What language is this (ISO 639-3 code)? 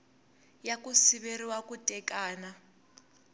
tso